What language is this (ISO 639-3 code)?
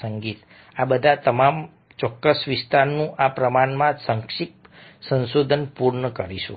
guj